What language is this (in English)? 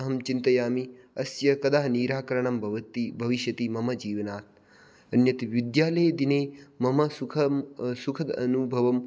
Sanskrit